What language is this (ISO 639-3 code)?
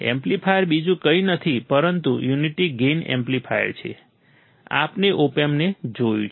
guj